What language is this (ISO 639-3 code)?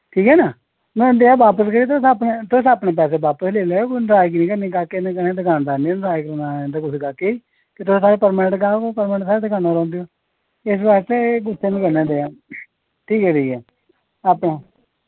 doi